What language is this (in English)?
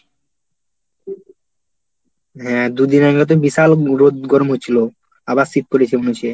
Bangla